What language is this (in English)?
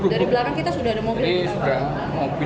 Indonesian